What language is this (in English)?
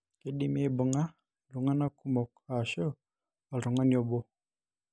Masai